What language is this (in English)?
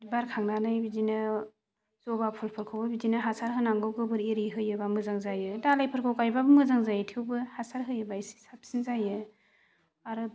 Bodo